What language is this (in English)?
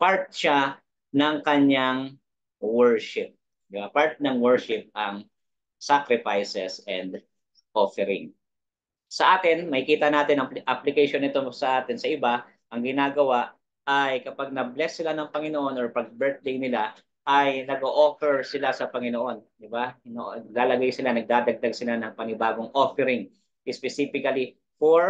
Filipino